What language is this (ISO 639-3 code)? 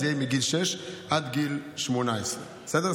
heb